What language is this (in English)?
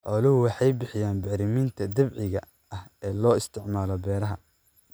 Somali